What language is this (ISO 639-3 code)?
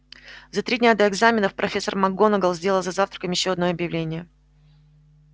rus